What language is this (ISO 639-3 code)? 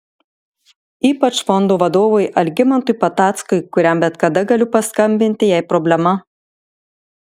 lit